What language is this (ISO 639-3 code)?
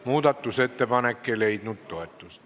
est